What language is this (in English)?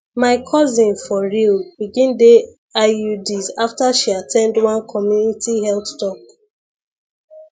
Nigerian Pidgin